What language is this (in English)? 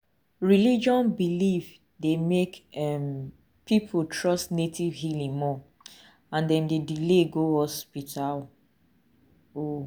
Nigerian Pidgin